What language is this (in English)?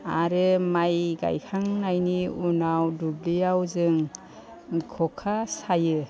Bodo